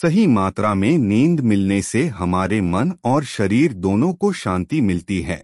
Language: Hindi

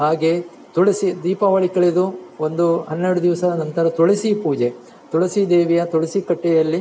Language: Kannada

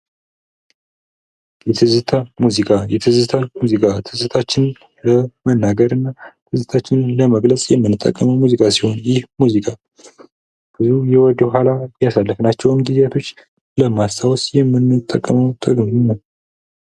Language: Amharic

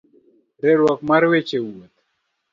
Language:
Luo (Kenya and Tanzania)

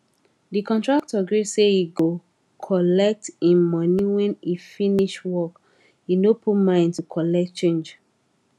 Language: Nigerian Pidgin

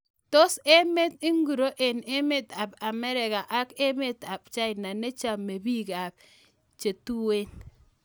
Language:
Kalenjin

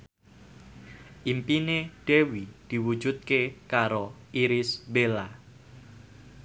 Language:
Javanese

